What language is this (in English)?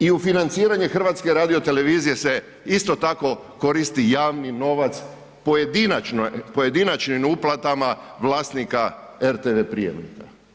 Croatian